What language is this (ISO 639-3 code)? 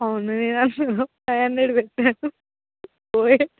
tel